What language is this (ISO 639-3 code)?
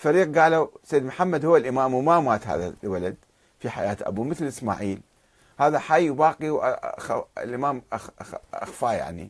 ara